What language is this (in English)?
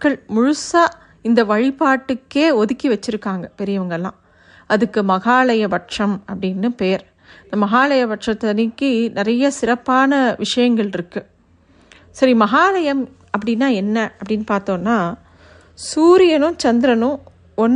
Tamil